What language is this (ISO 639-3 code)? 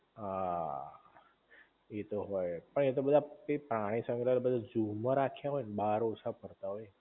guj